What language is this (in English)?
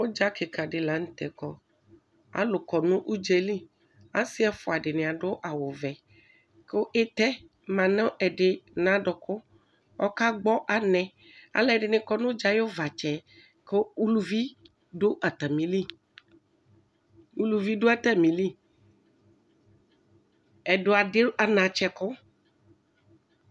Ikposo